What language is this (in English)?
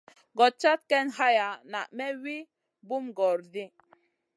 Masana